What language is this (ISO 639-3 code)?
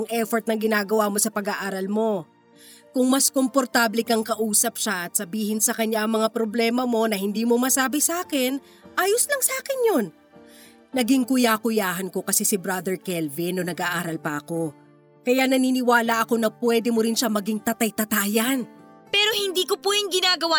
fil